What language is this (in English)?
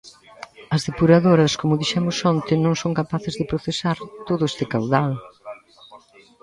Galician